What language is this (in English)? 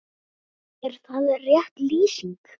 Icelandic